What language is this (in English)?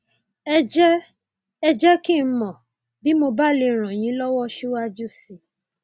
Yoruba